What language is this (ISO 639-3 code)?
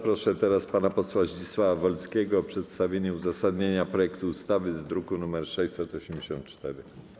pol